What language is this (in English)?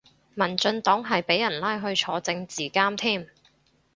Cantonese